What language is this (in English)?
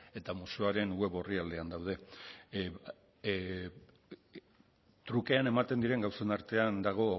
Basque